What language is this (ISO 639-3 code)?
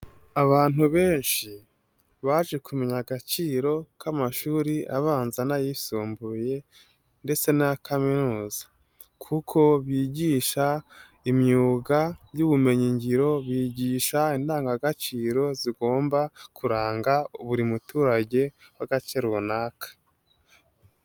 kin